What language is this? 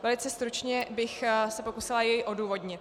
Czech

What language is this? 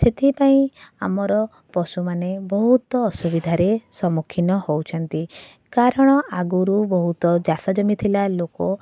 Odia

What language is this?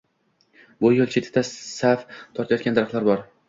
Uzbek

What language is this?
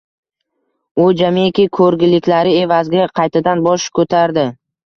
Uzbek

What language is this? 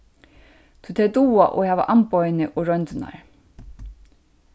Faroese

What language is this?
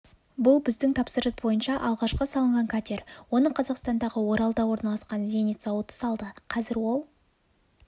Kazakh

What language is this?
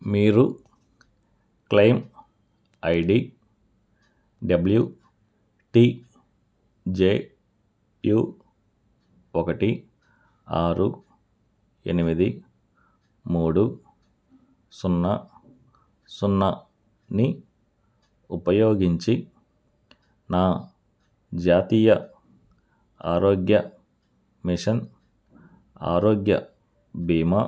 Telugu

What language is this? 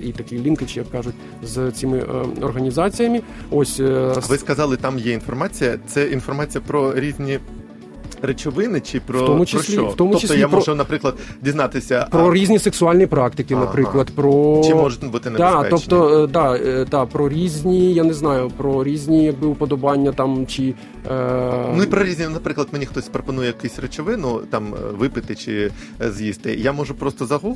Ukrainian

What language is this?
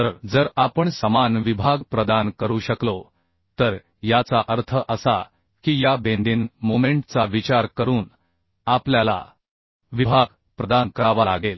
Marathi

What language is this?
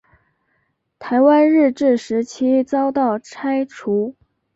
Chinese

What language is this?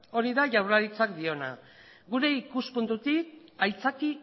Basque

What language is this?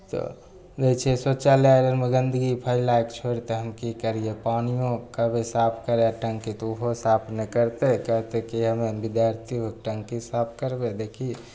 Maithili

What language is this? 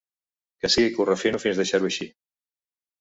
Catalan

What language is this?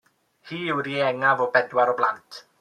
Welsh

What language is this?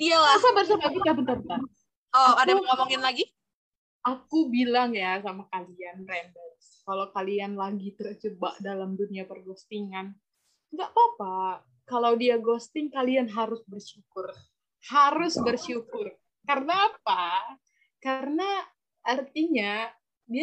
Indonesian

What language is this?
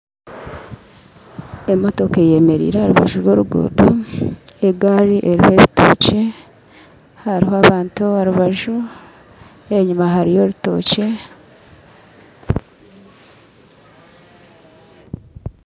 Nyankole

